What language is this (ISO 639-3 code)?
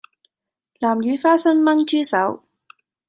yue